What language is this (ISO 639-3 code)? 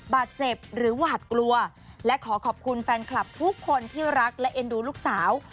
tha